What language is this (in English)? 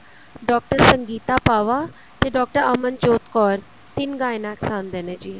Punjabi